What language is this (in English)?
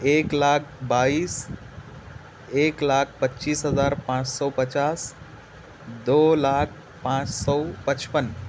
Urdu